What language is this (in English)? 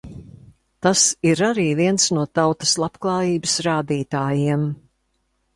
Latvian